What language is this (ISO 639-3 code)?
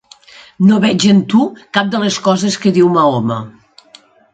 cat